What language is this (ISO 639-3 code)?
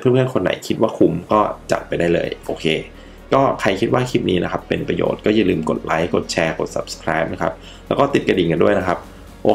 tha